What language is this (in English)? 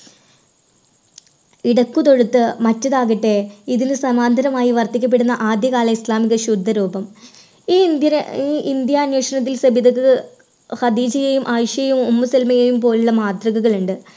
Malayalam